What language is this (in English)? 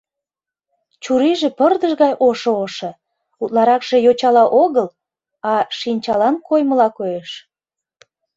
Mari